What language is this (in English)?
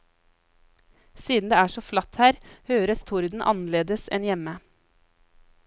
Norwegian